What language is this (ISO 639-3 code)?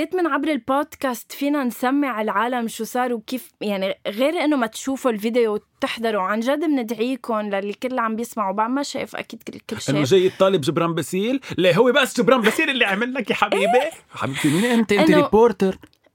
ara